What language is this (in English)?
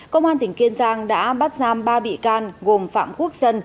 Vietnamese